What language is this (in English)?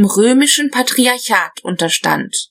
German